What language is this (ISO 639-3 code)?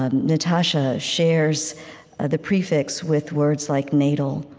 eng